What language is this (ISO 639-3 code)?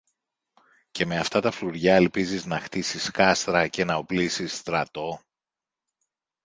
ell